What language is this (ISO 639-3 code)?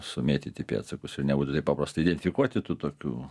lit